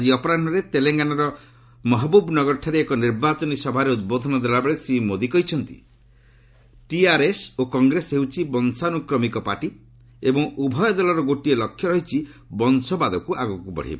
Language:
Odia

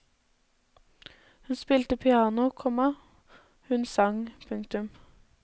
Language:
Norwegian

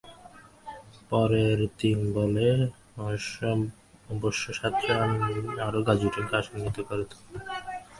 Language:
Bangla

